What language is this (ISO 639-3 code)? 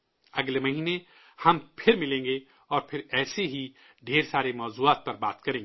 urd